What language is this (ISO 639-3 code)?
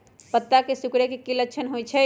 mag